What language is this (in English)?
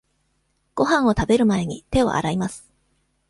Japanese